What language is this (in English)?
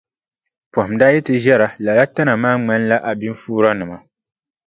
Dagbani